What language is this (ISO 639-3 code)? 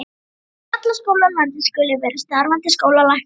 isl